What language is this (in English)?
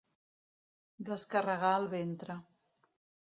Catalan